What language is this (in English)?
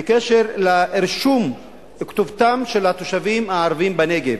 Hebrew